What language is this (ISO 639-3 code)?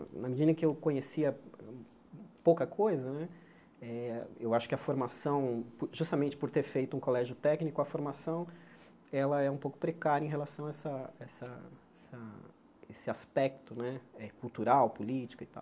por